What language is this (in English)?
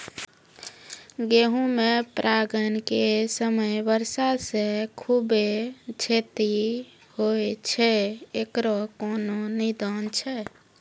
Maithili